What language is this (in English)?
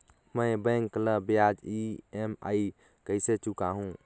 Chhattisgarhi